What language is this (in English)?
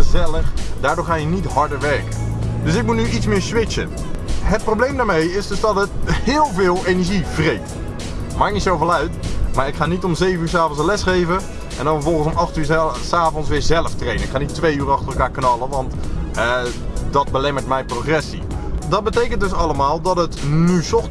Dutch